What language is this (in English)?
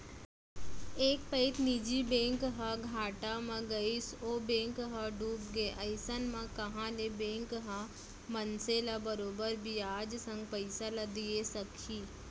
Chhattisgarhi